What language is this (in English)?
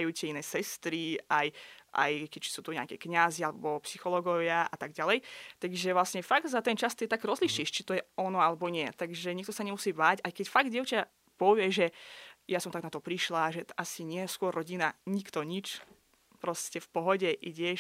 Slovak